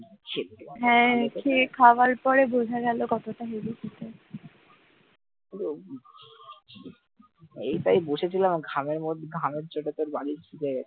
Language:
Bangla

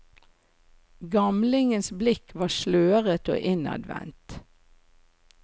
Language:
Norwegian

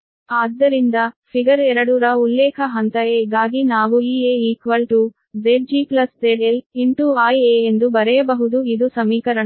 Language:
Kannada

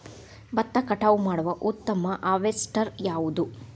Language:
Kannada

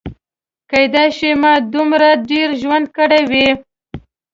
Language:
Pashto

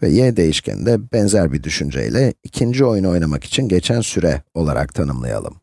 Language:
Turkish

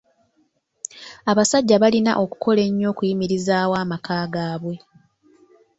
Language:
Ganda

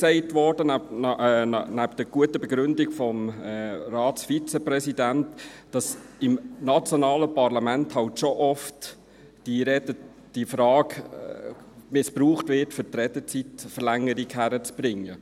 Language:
Swiss German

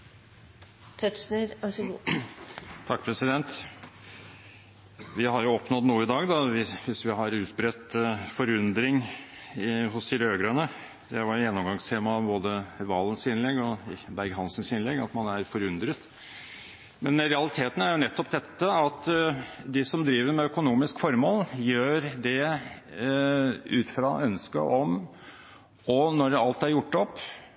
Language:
Norwegian Bokmål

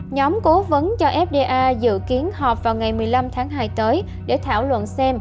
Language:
Vietnamese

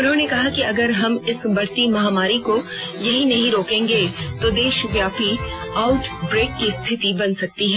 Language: Hindi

